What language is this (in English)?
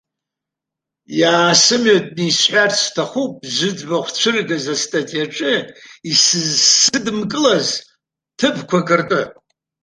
Abkhazian